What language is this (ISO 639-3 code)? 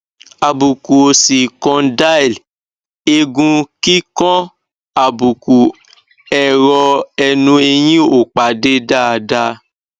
yor